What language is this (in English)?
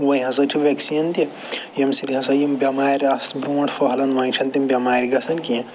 Kashmiri